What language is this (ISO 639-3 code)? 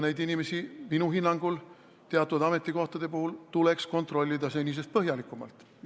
est